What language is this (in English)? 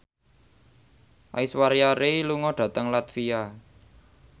Javanese